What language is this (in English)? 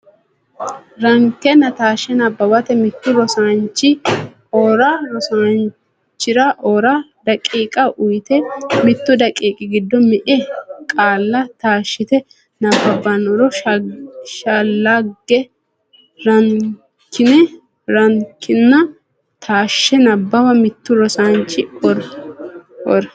Sidamo